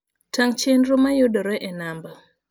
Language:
Luo (Kenya and Tanzania)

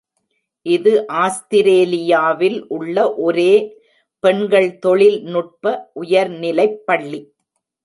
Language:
Tamil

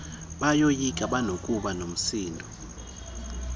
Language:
Xhosa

